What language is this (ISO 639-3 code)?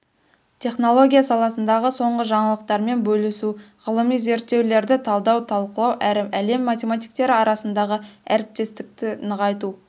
kaz